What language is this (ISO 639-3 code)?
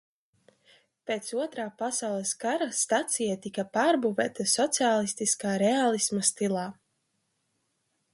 lav